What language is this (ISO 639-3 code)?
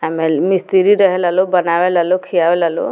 bho